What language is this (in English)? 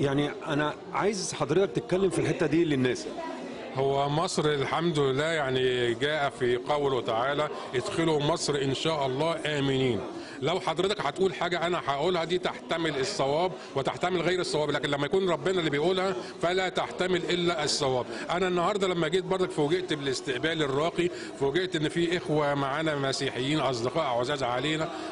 Arabic